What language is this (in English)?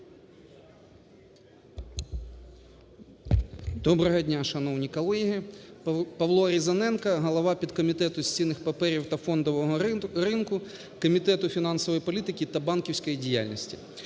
Ukrainian